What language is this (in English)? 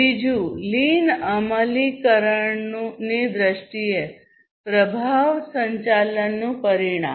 Gujarati